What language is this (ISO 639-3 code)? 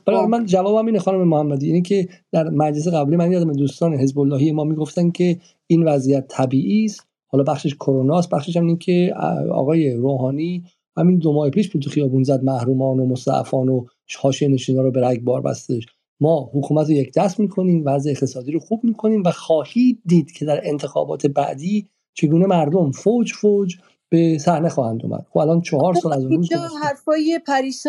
fas